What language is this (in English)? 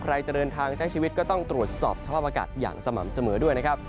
Thai